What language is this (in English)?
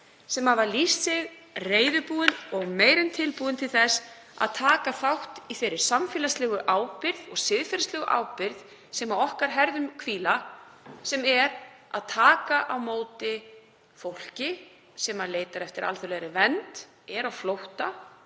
Icelandic